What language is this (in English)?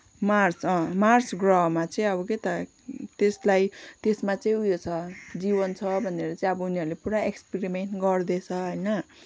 Nepali